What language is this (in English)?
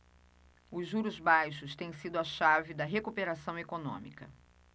Portuguese